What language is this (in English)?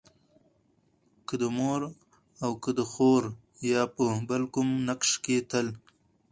Pashto